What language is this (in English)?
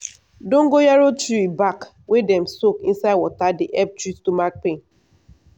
Nigerian Pidgin